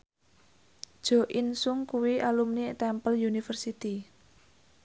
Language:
Javanese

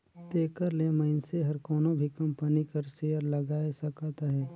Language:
Chhattisgarhi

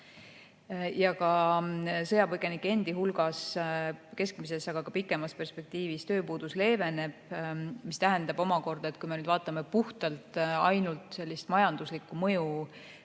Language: Estonian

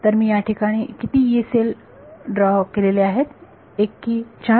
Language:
Marathi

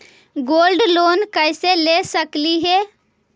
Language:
Magahi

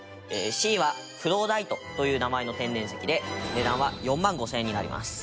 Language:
Japanese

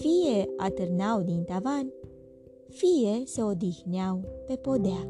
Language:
Romanian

